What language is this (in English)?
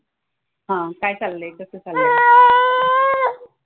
Marathi